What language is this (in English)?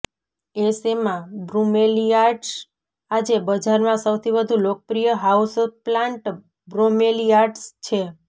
Gujarati